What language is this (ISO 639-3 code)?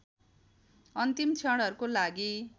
nep